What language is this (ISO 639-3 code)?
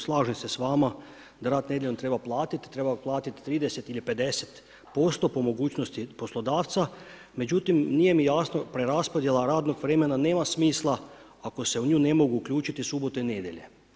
hrv